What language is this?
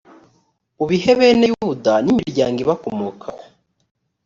Kinyarwanda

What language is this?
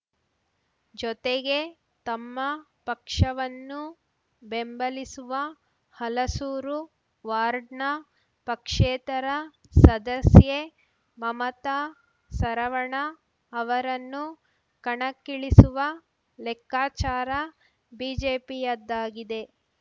Kannada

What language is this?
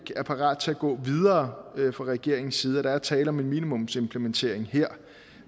Danish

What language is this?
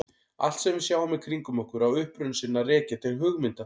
Icelandic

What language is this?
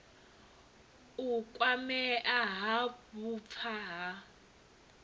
Venda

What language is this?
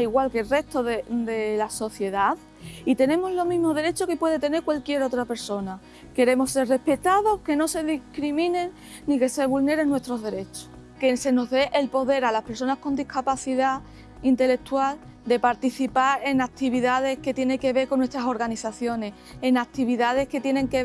Spanish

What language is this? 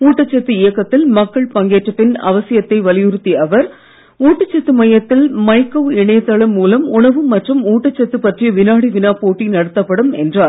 Tamil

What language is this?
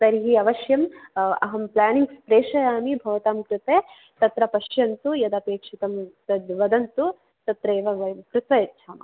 Sanskrit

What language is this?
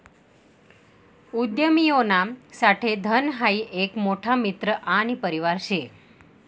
Marathi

